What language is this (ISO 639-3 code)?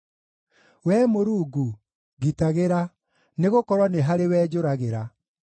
kik